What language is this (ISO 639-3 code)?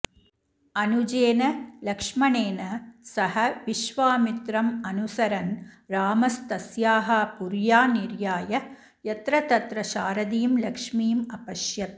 san